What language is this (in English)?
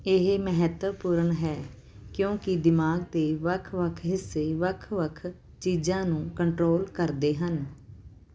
Punjabi